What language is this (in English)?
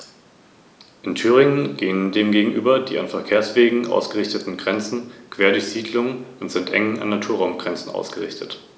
German